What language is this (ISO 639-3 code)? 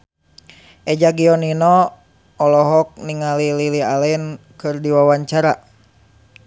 sun